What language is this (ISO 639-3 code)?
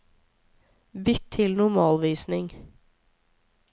nor